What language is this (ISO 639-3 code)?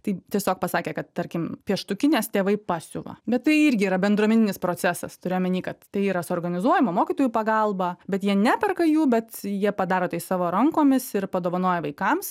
lit